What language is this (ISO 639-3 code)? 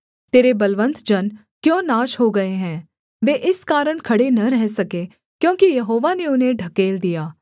hin